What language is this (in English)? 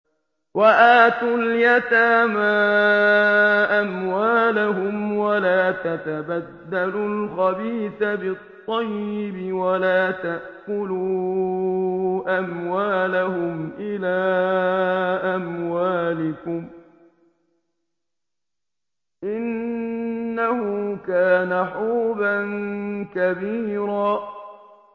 Arabic